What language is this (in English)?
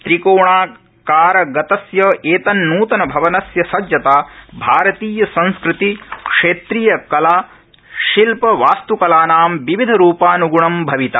Sanskrit